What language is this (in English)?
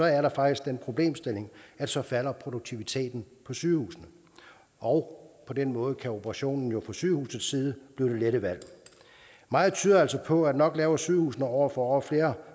Danish